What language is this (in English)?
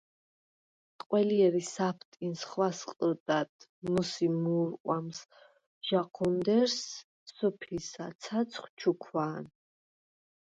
Svan